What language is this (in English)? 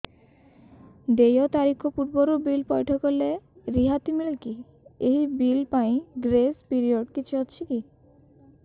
Odia